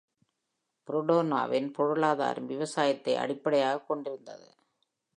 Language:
Tamil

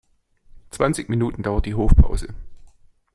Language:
German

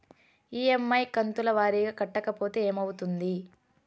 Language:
Telugu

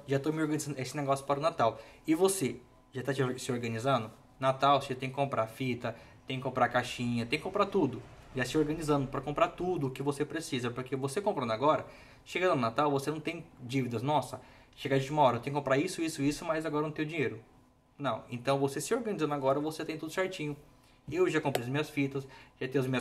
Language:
Portuguese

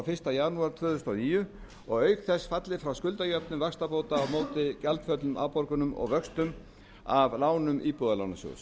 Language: Icelandic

